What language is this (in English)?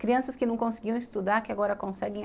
Portuguese